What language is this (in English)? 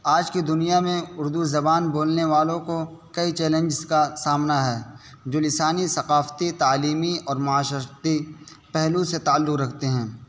Urdu